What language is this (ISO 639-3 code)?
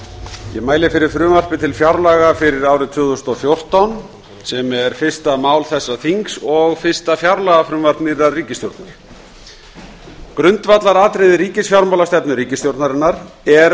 isl